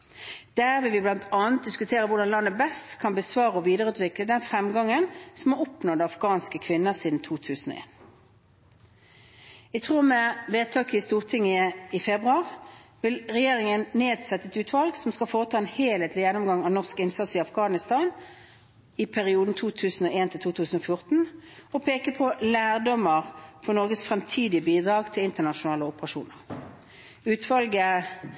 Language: Norwegian Bokmål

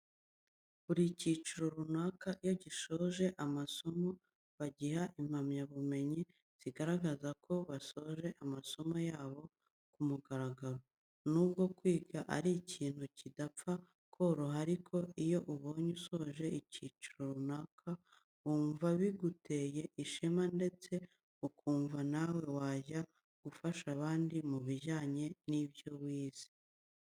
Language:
Kinyarwanda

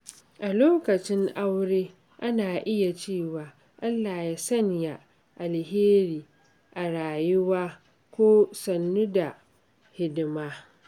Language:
Hausa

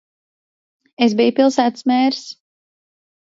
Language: Latvian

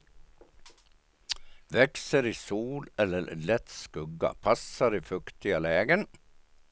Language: Swedish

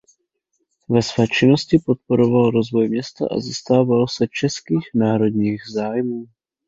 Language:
Czech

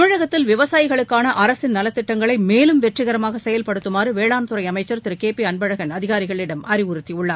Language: Tamil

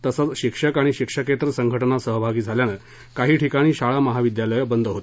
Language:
Marathi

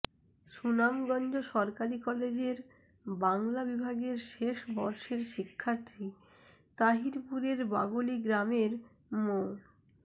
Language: Bangla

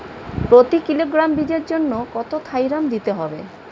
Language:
Bangla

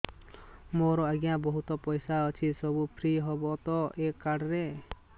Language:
Odia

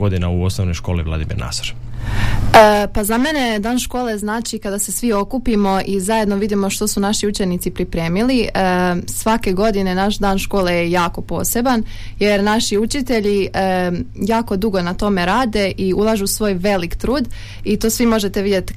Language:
Croatian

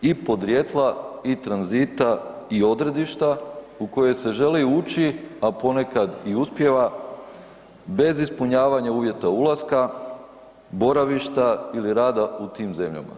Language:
Croatian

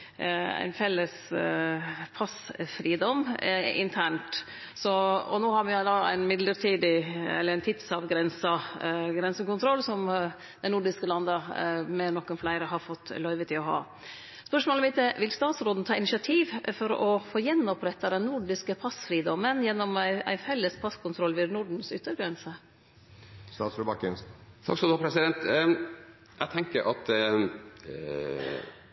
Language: Norwegian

